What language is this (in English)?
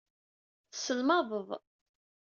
Kabyle